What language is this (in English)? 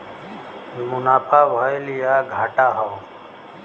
Bhojpuri